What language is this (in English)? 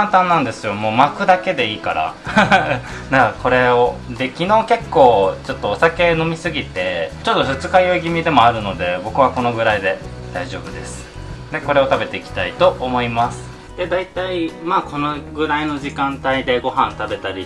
Japanese